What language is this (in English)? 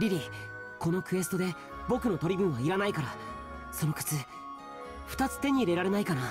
Japanese